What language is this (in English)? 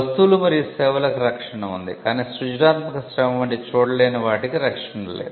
Telugu